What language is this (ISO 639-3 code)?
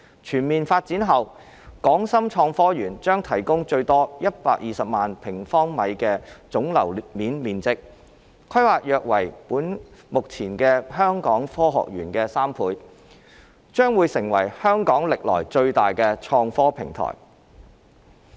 yue